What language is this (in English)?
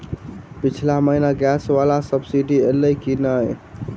Maithili